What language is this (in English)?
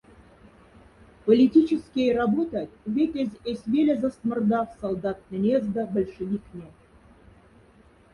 Moksha